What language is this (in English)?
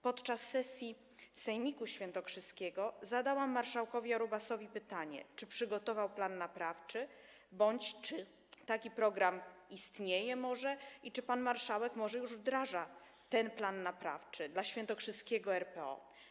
Polish